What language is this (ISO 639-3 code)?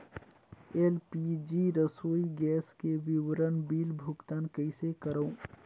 hne